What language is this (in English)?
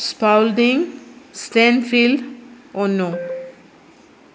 Konkani